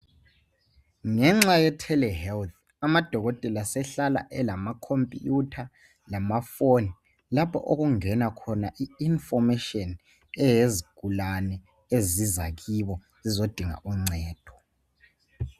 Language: North Ndebele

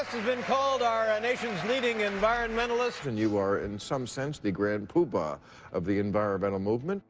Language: English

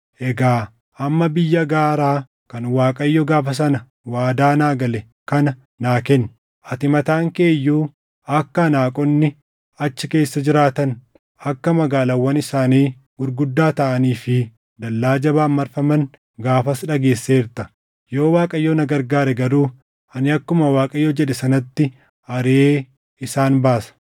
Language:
Oromo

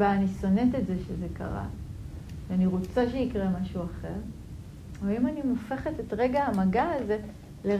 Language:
Hebrew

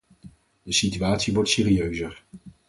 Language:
Dutch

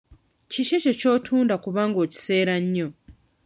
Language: Ganda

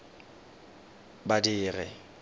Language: Tswana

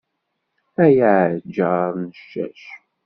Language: Kabyle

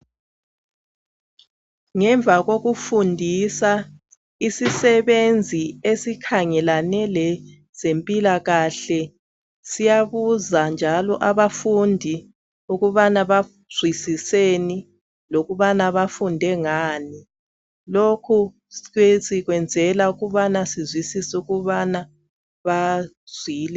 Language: North Ndebele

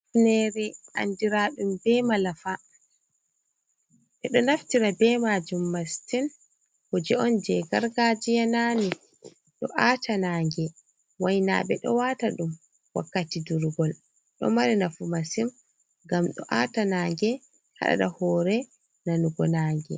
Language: Fula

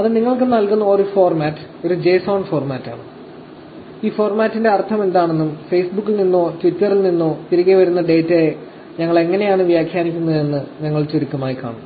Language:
Malayalam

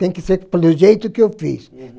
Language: Portuguese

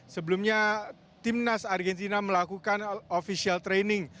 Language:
Indonesian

